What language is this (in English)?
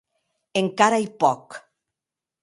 Occitan